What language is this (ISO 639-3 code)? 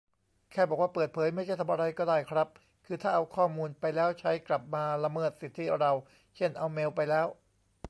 tha